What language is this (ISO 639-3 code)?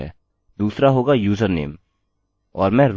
hin